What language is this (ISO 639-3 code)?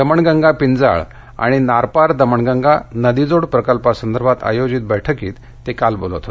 mar